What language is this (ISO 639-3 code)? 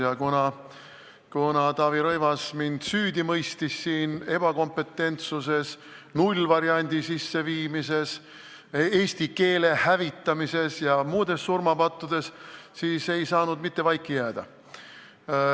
est